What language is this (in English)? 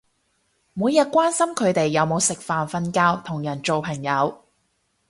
Cantonese